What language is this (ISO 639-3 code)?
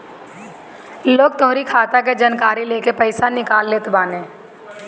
bho